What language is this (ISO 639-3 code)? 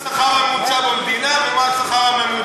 heb